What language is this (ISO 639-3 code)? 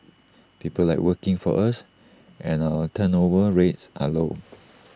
eng